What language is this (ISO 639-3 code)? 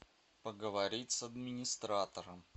rus